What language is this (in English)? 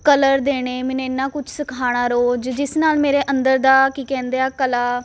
Punjabi